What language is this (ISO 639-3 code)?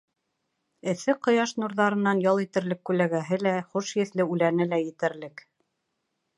bak